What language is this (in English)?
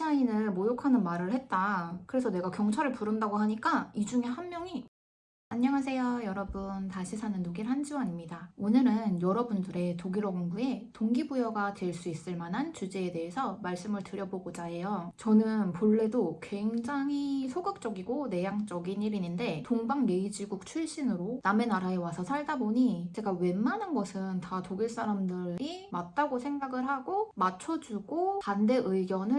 Korean